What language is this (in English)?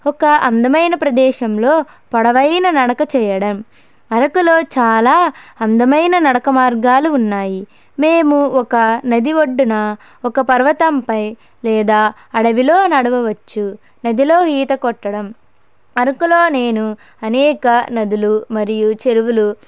Telugu